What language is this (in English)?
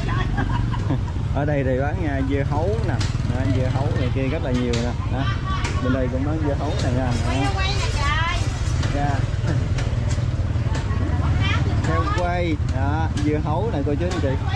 Vietnamese